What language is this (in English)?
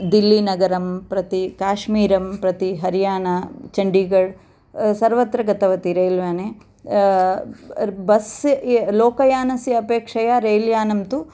Sanskrit